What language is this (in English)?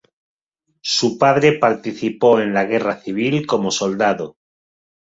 Spanish